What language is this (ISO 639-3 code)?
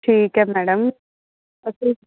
pan